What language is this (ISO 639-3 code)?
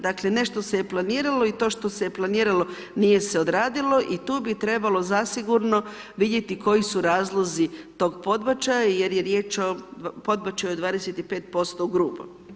hrv